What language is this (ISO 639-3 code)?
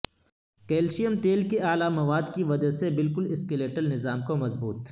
urd